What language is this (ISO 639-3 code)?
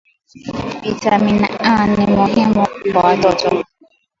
swa